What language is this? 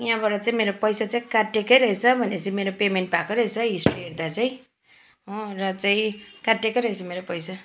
Nepali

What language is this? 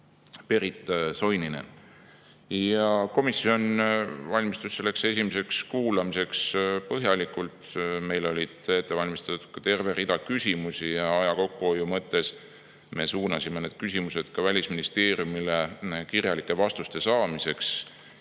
Estonian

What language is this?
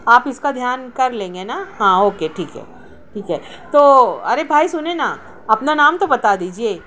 Urdu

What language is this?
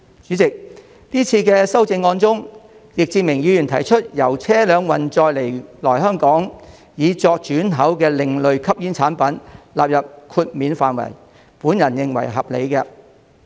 Cantonese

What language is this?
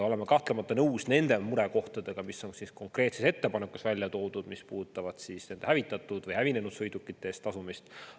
Estonian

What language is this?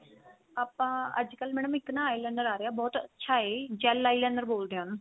Punjabi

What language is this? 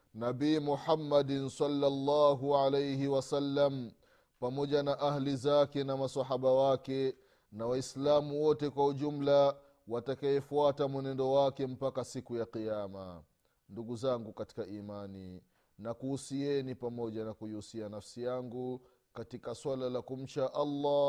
Swahili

